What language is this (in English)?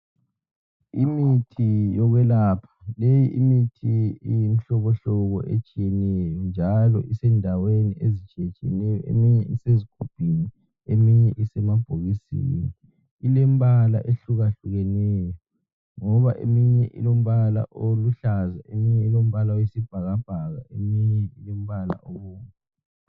North Ndebele